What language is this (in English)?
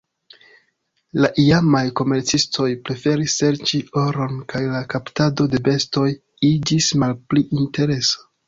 Esperanto